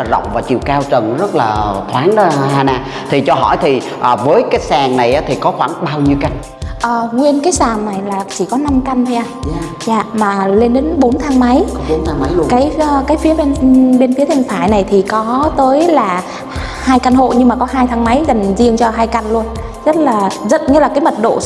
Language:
Vietnamese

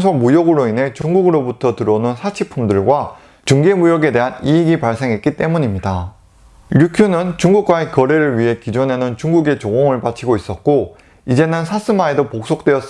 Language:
Korean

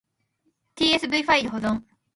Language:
Japanese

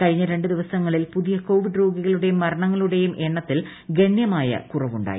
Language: Malayalam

